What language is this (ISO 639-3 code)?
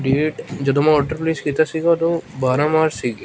pan